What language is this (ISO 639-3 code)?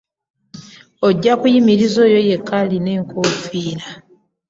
lug